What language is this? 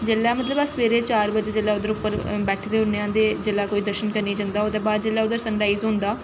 Dogri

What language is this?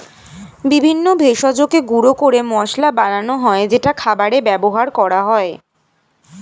Bangla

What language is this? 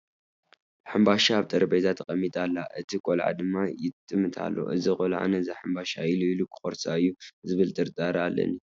Tigrinya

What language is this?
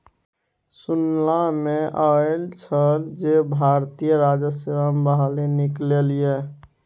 Maithili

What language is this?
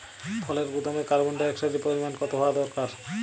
Bangla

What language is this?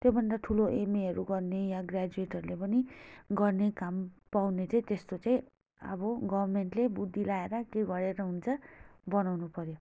Nepali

